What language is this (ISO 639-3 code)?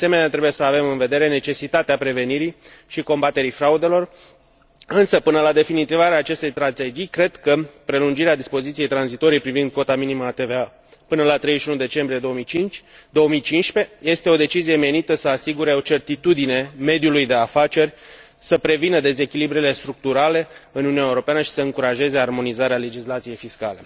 ron